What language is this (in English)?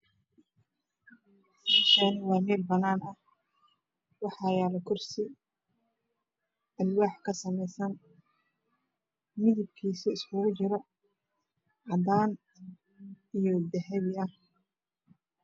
Somali